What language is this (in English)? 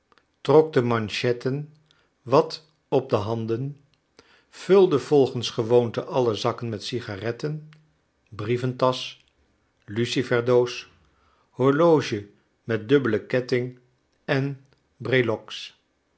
Dutch